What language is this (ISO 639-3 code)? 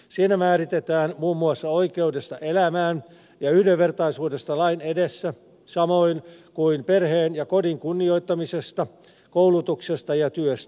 fin